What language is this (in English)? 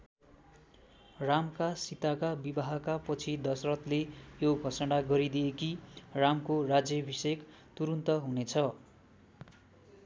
Nepali